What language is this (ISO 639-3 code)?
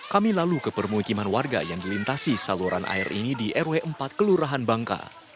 ind